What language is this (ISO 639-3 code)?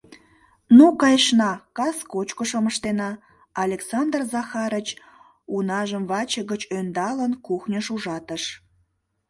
chm